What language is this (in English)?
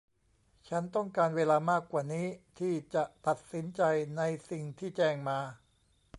Thai